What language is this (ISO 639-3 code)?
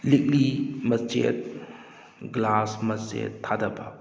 mni